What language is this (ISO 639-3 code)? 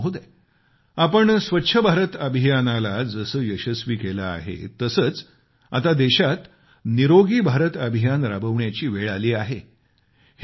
mar